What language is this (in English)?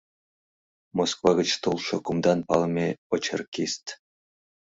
Mari